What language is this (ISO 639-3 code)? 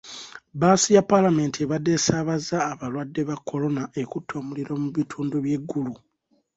lug